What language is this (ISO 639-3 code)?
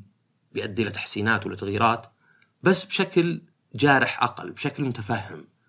ara